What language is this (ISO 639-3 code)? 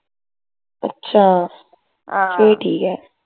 pan